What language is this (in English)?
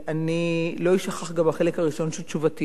Hebrew